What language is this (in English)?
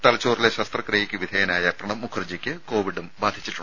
Malayalam